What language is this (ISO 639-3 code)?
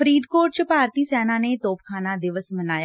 pan